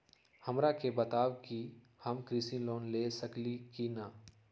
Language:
Magahi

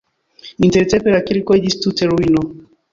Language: Esperanto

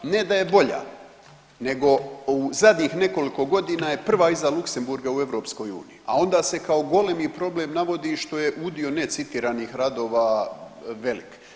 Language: Croatian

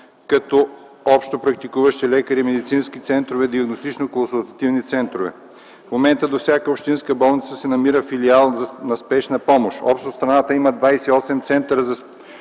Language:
Bulgarian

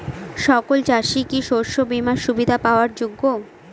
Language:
Bangla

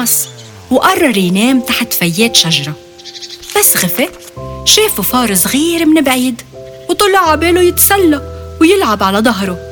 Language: Arabic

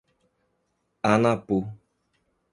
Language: Portuguese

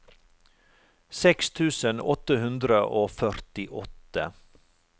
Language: Norwegian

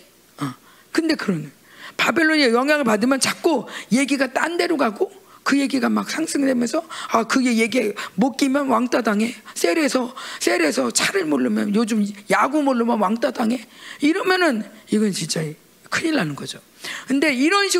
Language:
Korean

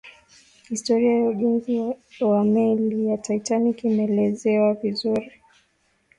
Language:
Swahili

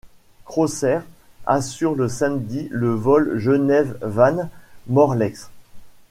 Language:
French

